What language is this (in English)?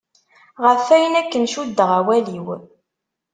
Kabyle